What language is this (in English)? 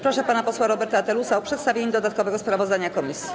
Polish